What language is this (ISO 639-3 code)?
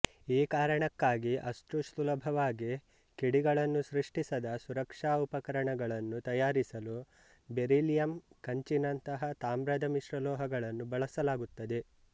kan